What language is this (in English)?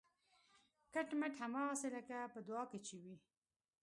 Pashto